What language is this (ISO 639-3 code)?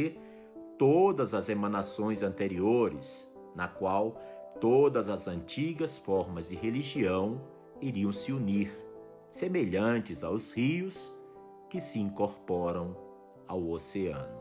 por